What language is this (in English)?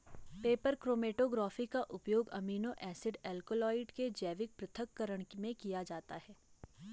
Hindi